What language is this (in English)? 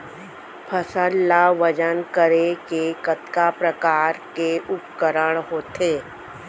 Chhattisgarhi